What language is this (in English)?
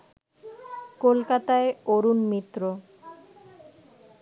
Bangla